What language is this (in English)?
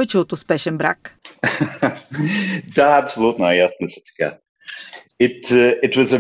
Bulgarian